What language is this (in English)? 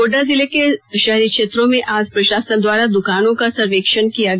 Hindi